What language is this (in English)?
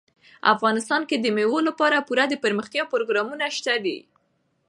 Pashto